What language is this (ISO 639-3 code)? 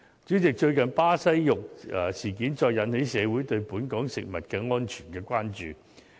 yue